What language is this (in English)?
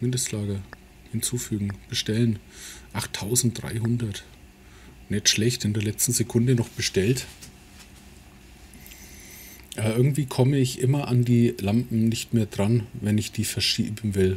German